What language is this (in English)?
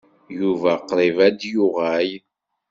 Kabyle